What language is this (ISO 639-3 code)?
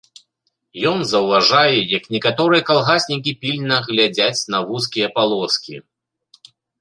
bel